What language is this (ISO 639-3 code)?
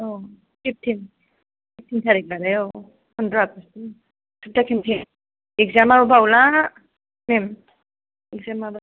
brx